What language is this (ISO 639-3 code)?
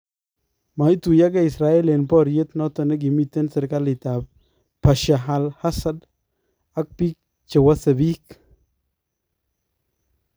kln